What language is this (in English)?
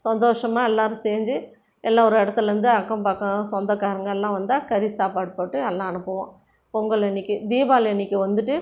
Tamil